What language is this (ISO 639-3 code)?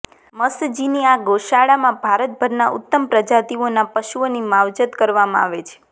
guj